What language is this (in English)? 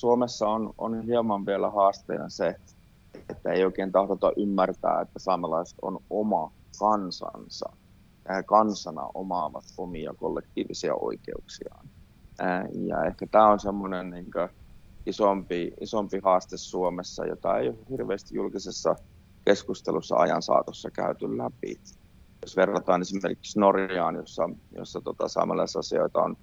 Finnish